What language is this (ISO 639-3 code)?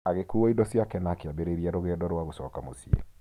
kik